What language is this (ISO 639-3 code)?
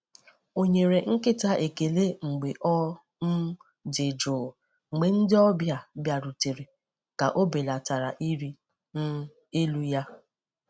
ibo